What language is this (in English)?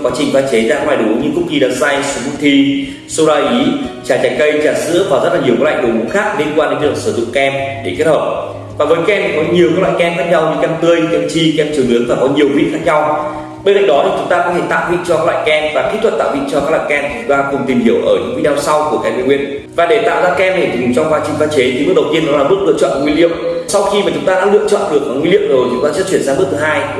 Vietnamese